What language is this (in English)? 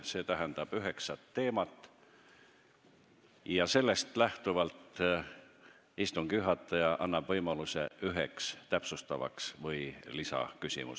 Estonian